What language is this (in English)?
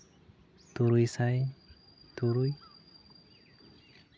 Santali